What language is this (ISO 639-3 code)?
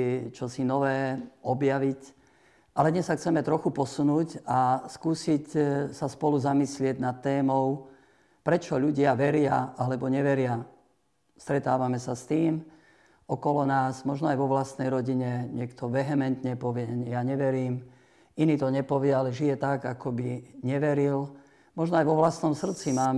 slk